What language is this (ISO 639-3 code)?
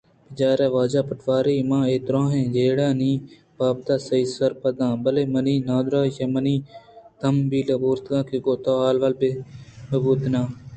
bgp